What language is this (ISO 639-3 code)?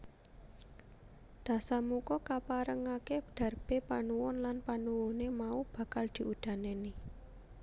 jav